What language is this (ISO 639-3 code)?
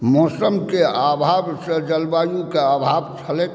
mai